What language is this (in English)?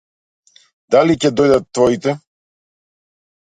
Macedonian